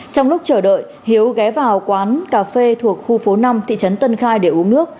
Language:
Vietnamese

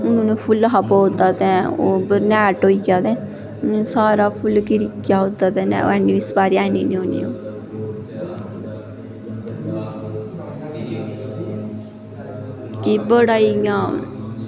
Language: Dogri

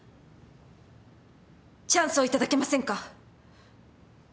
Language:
Japanese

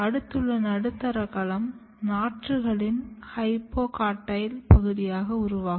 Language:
Tamil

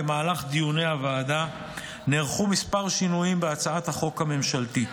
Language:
Hebrew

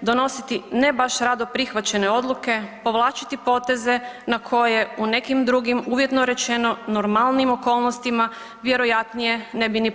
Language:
Croatian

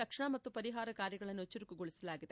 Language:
Kannada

